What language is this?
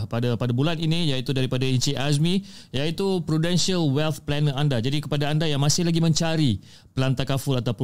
Malay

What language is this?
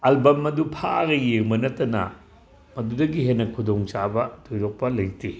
Manipuri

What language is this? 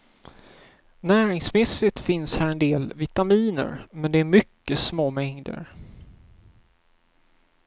Swedish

